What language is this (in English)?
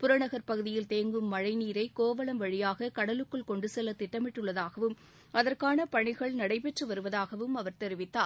Tamil